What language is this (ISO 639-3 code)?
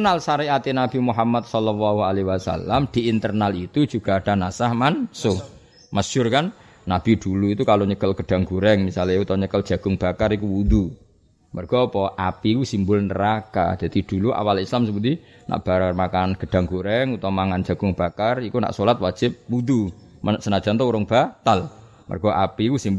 msa